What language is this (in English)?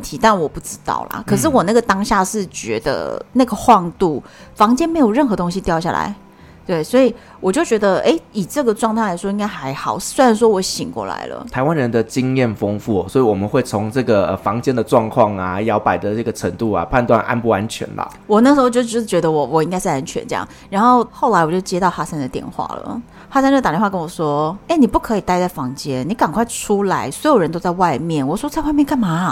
Chinese